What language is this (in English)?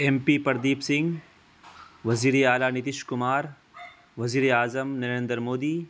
Urdu